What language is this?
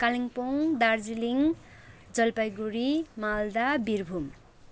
Nepali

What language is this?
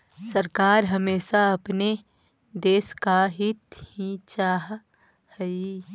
Magahi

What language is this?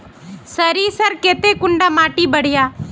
Magahi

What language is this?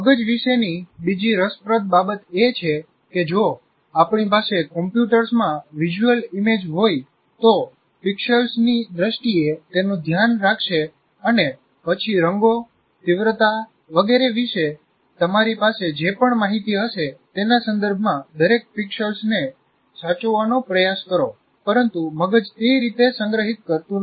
Gujarati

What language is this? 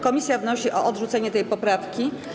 Polish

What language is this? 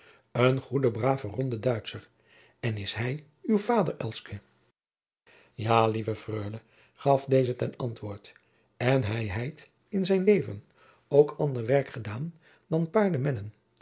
Dutch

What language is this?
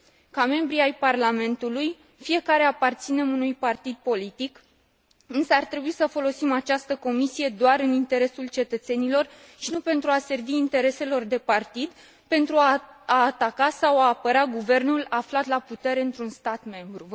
Romanian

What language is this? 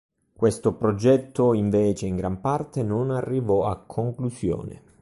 Italian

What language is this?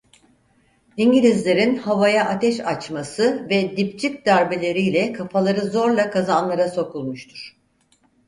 Turkish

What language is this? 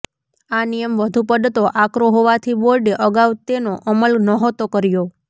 Gujarati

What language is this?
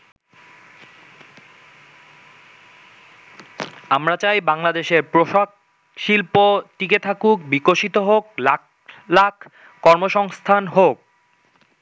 Bangla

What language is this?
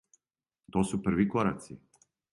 Serbian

